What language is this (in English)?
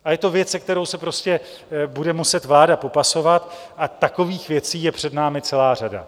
Czech